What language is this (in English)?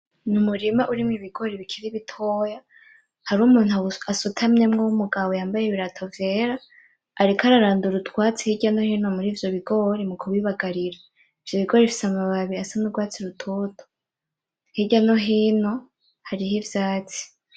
Rundi